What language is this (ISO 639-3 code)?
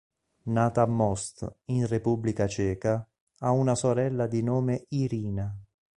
ita